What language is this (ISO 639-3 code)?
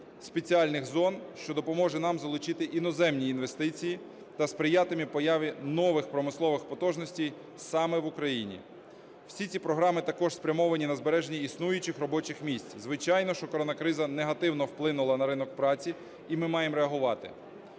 ukr